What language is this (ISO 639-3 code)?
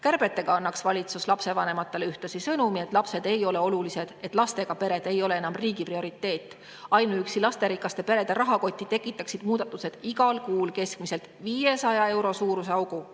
est